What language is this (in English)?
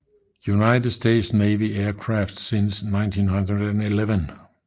Danish